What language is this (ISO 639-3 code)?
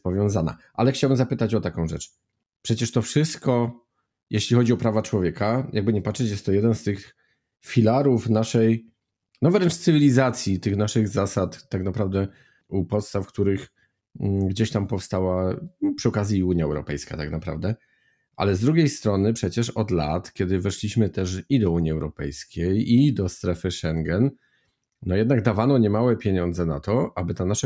pol